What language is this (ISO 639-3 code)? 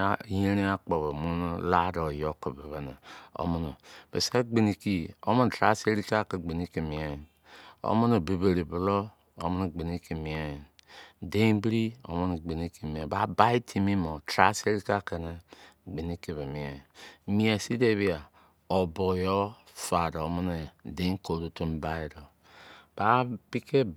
ijc